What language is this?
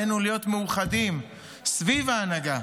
Hebrew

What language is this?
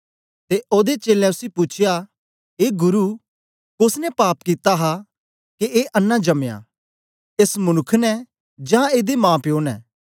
Dogri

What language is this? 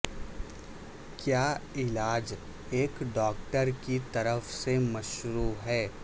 Urdu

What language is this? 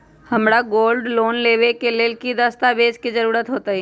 Magahi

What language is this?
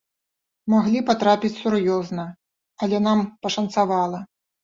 Belarusian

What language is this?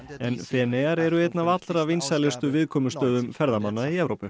Icelandic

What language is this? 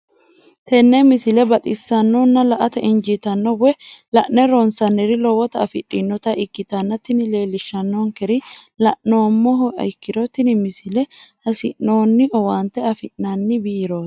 Sidamo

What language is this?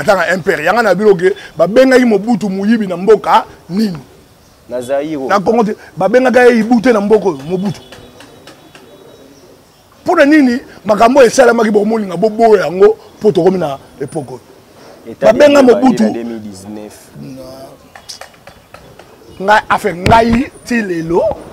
French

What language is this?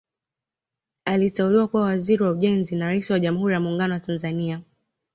Swahili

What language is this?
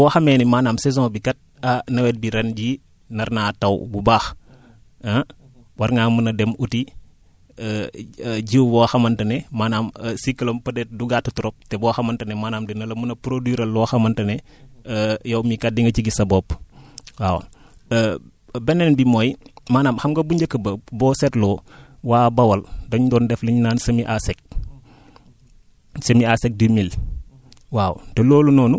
Wolof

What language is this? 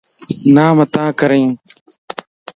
Lasi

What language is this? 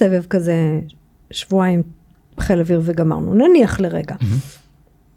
Hebrew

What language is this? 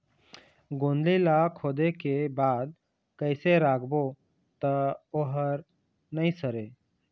Chhattisgarhi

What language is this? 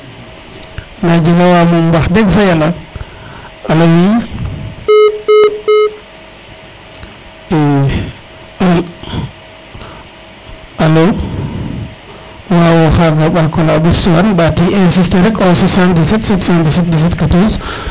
Serer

